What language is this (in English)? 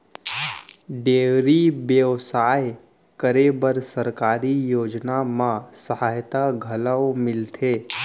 Chhattisgarhi